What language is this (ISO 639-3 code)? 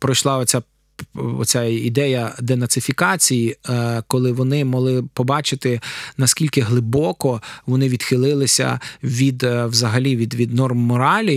ukr